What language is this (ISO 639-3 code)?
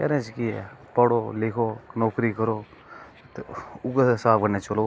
doi